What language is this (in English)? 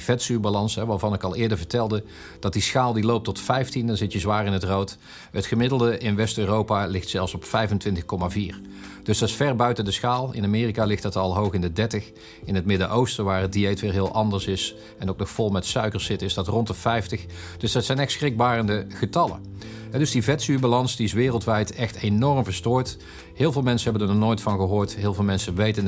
Dutch